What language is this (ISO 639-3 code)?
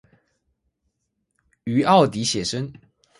zho